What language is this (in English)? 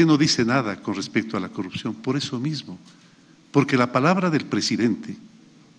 Spanish